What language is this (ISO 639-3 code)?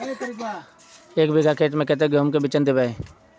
mag